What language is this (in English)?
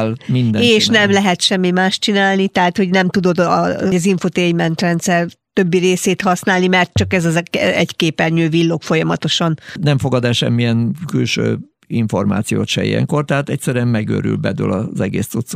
Hungarian